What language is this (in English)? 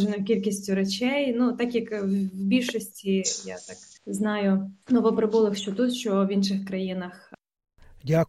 Ukrainian